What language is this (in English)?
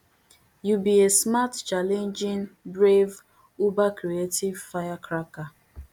Nigerian Pidgin